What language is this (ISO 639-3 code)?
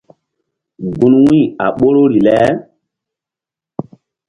mdd